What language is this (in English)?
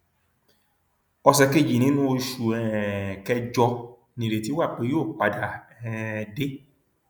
Yoruba